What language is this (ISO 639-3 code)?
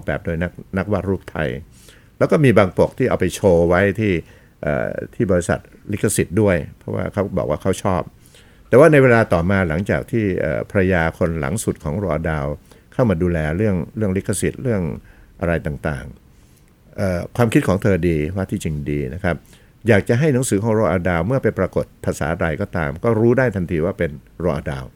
tha